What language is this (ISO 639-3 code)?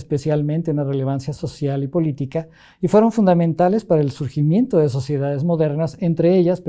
spa